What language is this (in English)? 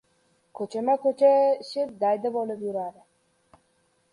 Uzbek